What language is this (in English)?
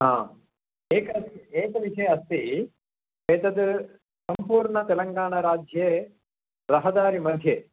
Sanskrit